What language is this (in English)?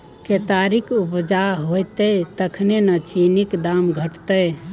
Maithili